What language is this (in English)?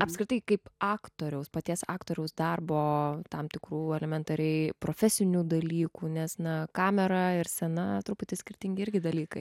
Lithuanian